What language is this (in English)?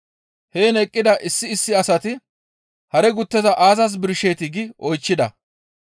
Gamo